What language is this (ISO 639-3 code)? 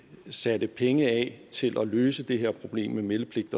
dan